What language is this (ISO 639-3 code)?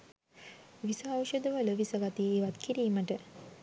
sin